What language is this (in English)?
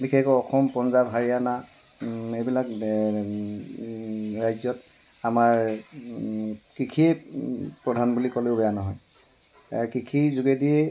Assamese